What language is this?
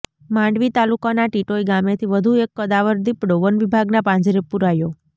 Gujarati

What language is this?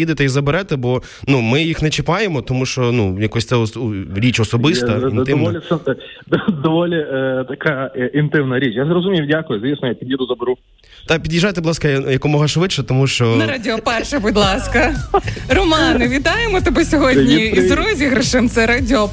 Ukrainian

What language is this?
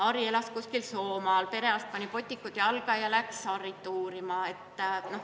Estonian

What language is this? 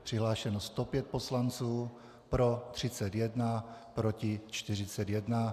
Czech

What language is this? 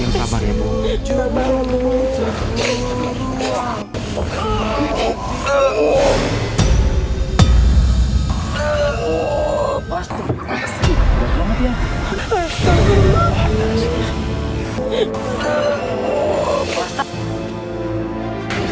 Indonesian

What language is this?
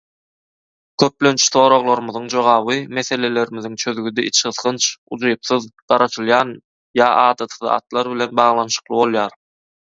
Turkmen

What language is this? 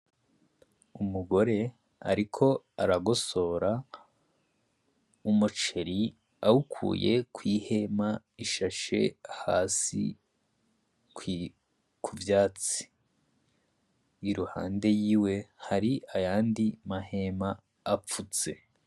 Rundi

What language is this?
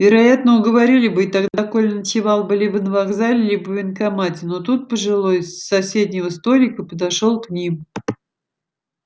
Russian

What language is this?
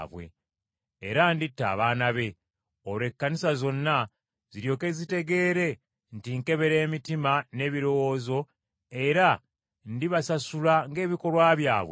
Ganda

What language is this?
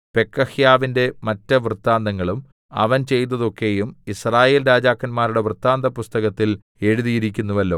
Malayalam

